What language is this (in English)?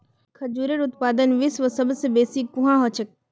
Magahi